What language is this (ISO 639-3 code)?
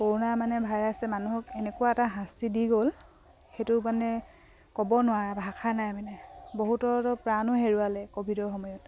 asm